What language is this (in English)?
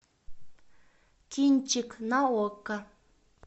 Russian